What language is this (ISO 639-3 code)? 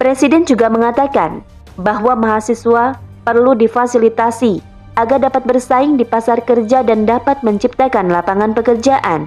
ind